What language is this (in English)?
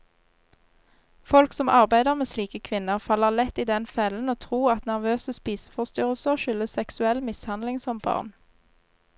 Norwegian